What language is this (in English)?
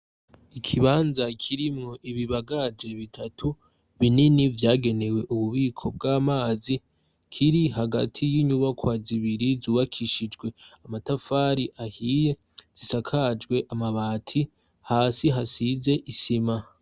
Rundi